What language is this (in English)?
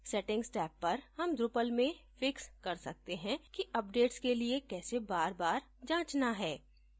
Hindi